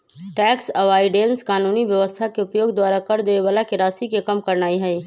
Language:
Magahi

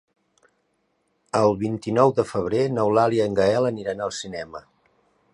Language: Catalan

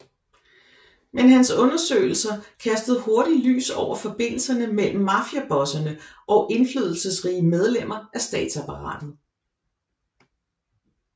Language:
Danish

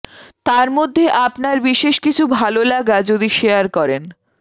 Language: Bangla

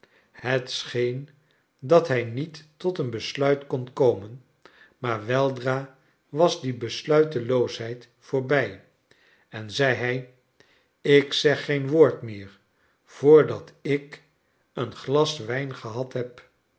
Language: Dutch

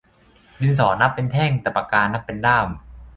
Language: Thai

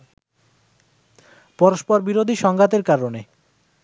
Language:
Bangla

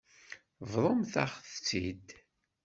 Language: Kabyle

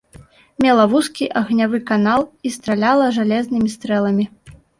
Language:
Belarusian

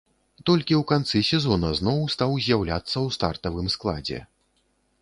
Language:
Belarusian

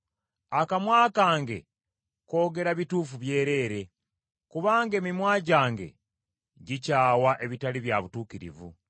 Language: Ganda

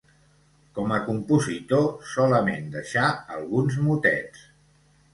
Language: Catalan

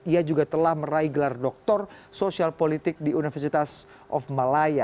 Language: Indonesian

